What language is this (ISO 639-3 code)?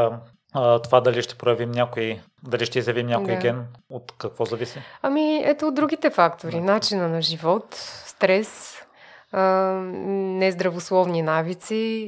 bul